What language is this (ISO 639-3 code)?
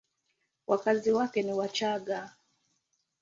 swa